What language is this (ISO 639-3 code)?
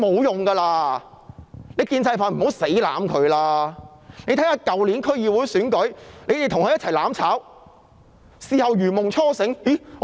yue